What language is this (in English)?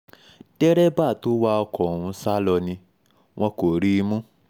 Yoruba